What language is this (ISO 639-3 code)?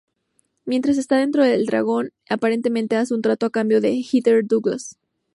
spa